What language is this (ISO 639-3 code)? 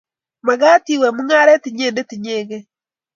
kln